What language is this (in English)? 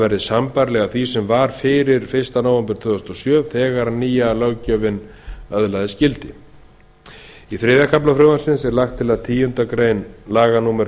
Icelandic